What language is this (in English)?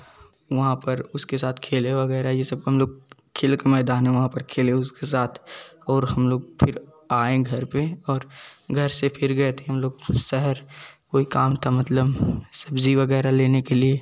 Hindi